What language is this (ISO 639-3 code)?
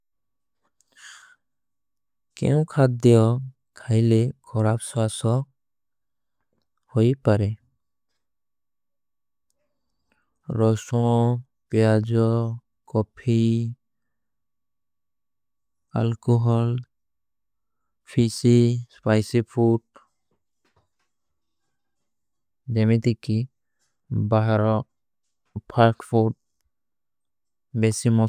uki